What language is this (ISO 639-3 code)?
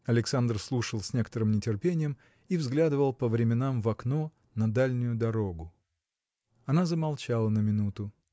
rus